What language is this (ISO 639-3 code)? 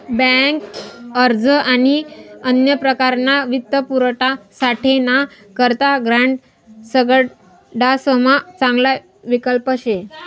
mar